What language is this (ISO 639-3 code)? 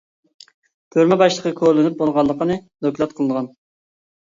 uig